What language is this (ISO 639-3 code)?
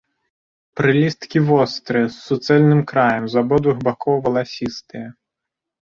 bel